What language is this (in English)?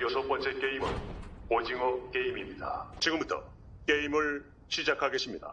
Korean